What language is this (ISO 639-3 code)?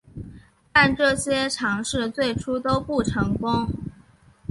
zho